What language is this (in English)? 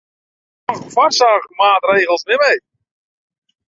Western Frisian